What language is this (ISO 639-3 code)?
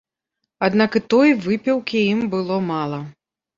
bel